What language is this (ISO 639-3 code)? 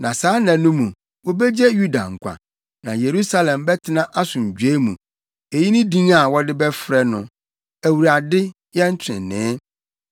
aka